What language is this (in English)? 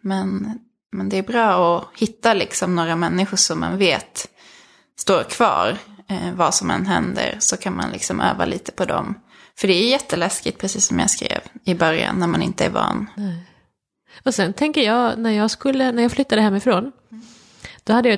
Swedish